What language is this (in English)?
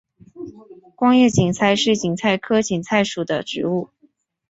Chinese